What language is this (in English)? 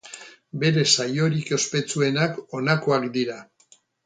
Basque